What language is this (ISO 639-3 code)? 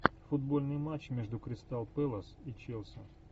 rus